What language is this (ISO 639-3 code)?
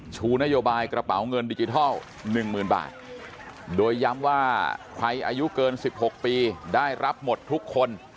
tha